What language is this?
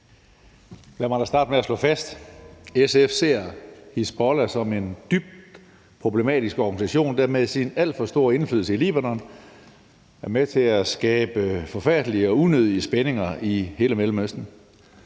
Danish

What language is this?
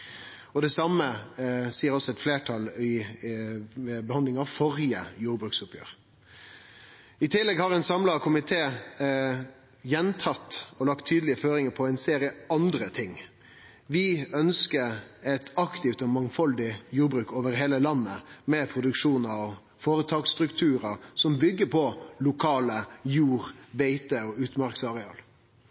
Norwegian Nynorsk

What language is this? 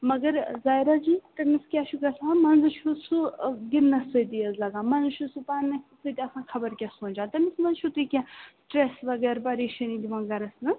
Kashmiri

